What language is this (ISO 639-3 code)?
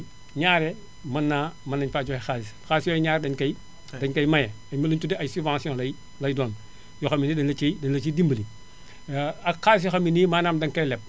wol